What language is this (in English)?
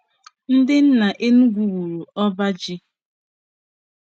Igbo